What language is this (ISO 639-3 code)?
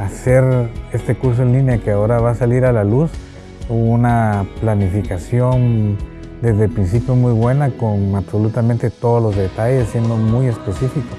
spa